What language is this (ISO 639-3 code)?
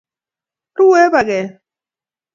kln